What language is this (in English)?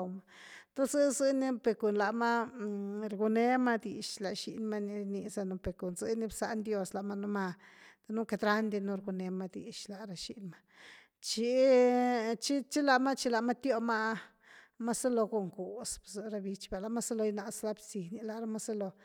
Güilá Zapotec